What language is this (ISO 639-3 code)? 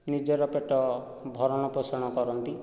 ori